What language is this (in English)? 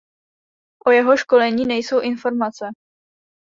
Czech